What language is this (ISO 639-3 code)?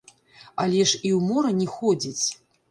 bel